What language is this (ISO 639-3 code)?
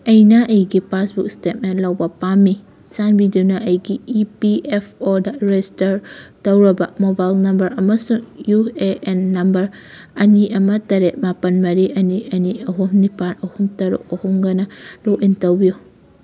mni